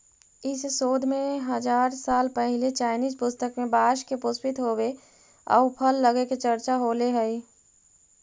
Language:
Magahi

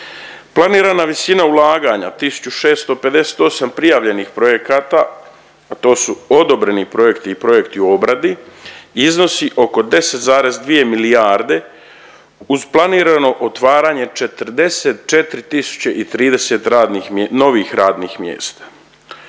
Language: Croatian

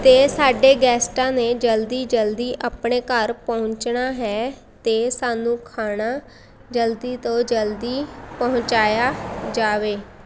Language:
Punjabi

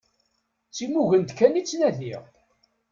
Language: Kabyle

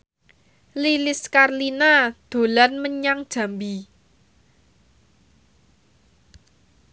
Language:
Javanese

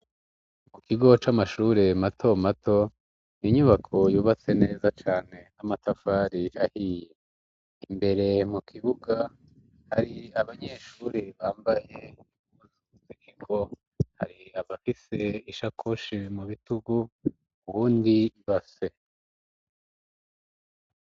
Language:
Rundi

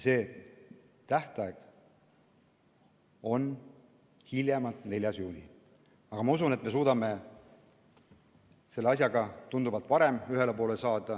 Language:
Estonian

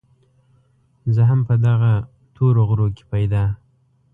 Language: Pashto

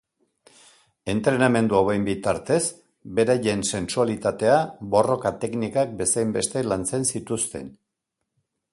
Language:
Basque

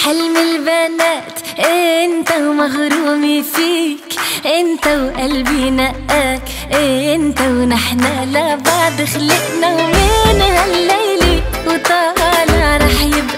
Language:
Arabic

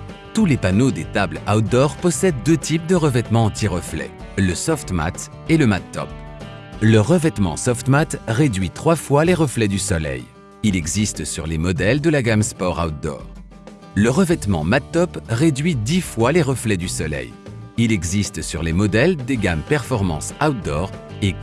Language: French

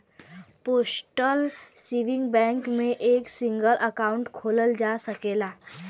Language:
Bhojpuri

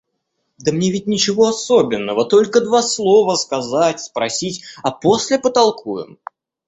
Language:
Russian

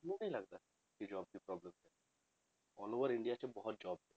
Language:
Punjabi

